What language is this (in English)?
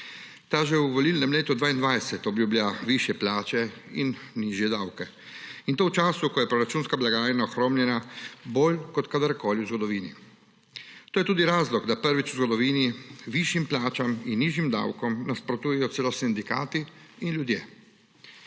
Slovenian